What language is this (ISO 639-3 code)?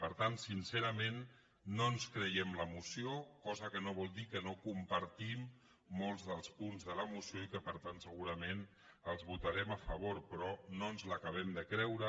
cat